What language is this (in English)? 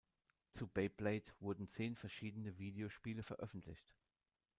German